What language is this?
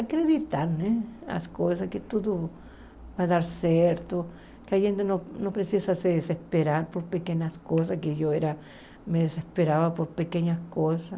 Portuguese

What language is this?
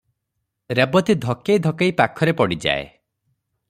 Odia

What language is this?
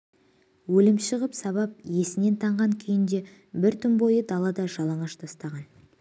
Kazakh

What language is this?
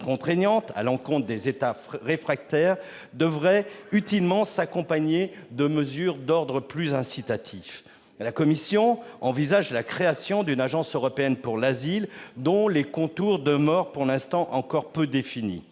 French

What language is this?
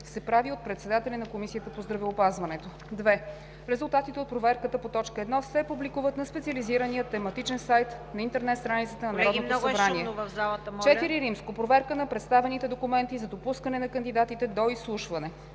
Bulgarian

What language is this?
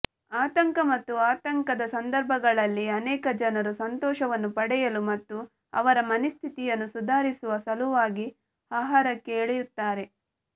Kannada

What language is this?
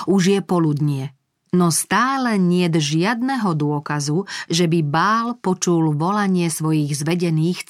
Slovak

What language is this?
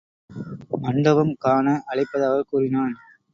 Tamil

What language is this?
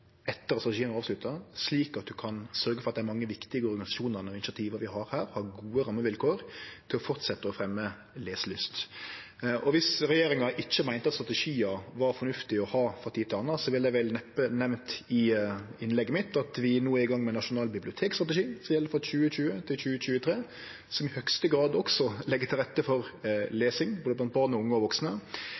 Norwegian Nynorsk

